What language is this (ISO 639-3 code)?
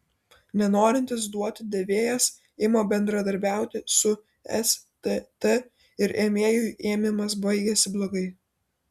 lit